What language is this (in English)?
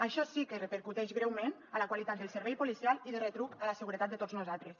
Catalan